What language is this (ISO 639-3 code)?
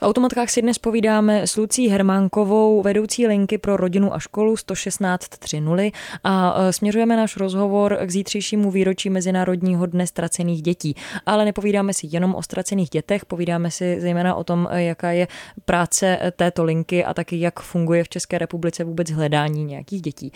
ces